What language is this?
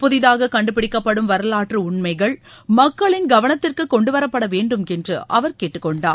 Tamil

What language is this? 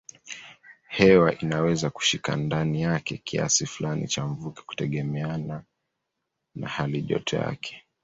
Swahili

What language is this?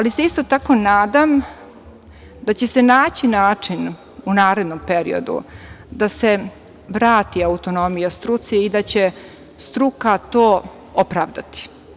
Serbian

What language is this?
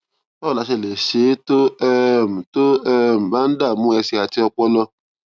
Yoruba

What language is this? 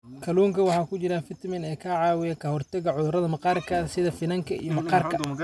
Somali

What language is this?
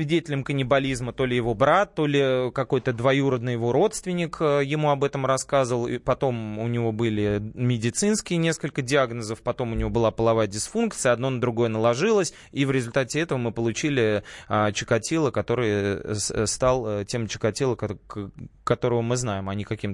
Russian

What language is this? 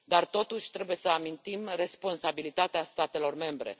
Romanian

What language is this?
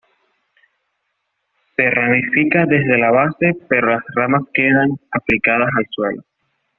Spanish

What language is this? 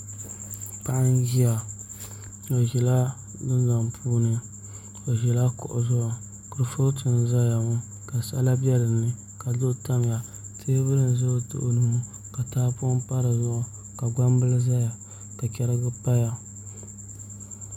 Dagbani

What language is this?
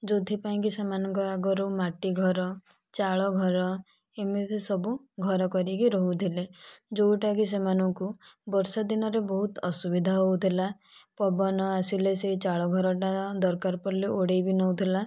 Odia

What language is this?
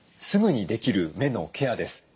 Japanese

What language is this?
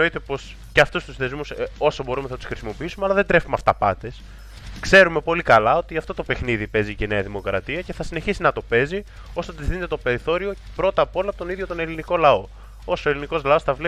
Greek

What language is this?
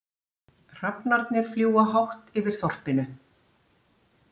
Icelandic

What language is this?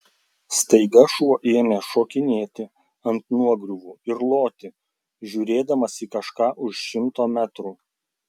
Lithuanian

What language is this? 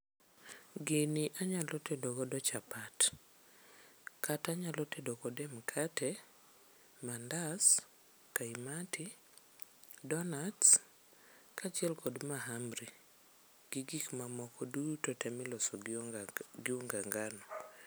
Luo (Kenya and Tanzania)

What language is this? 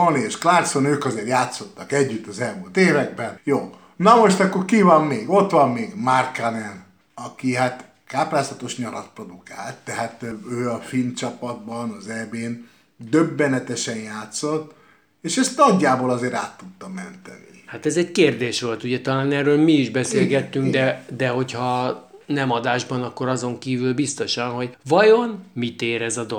Hungarian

